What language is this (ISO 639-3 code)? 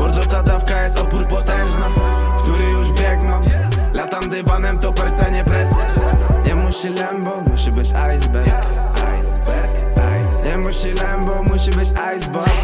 pol